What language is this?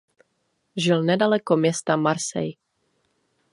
Czech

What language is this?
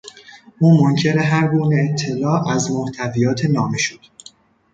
Persian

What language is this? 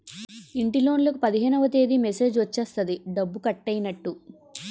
Telugu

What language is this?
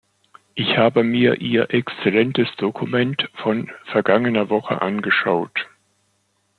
German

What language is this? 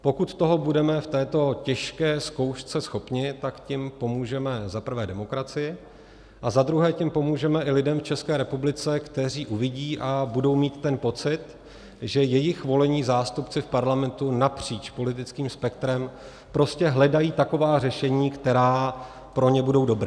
Czech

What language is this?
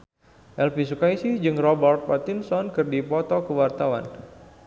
Sundanese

